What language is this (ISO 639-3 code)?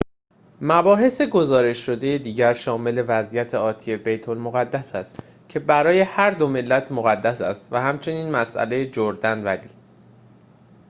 fas